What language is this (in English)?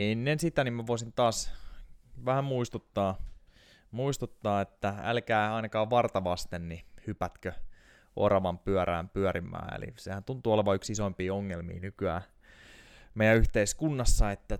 Finnish